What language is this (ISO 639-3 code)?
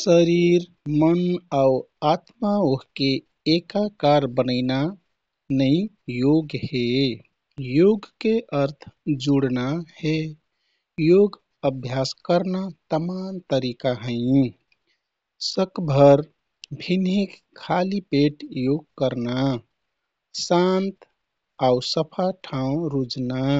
tkt